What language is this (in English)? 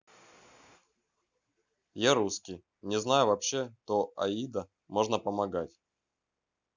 Russian